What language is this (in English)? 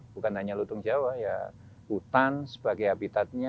Indonesian